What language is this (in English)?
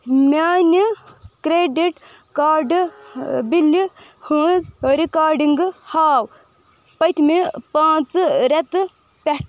Kashmiri